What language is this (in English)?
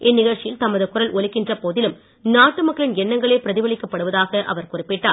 Tamil